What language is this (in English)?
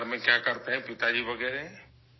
Urdu